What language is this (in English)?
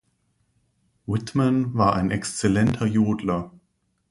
German